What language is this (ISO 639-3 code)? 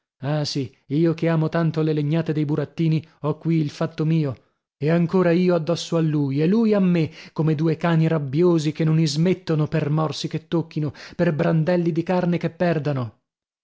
ita